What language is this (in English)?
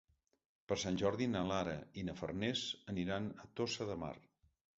Catalan